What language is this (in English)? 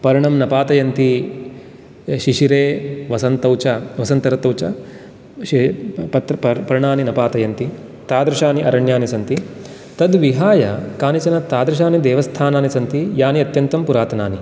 Sanskrit